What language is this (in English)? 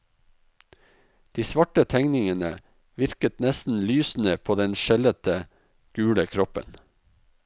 Norwegian